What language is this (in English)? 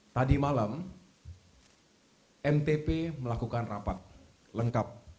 Indonesian